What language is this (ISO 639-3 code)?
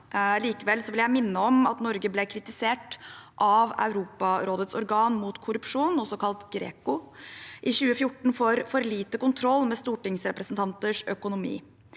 nor